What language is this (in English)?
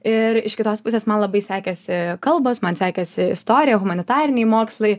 Lithuanian